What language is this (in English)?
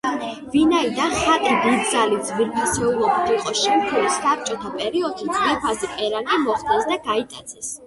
Georgian